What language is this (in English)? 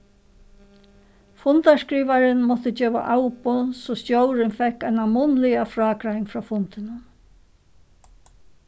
Faroese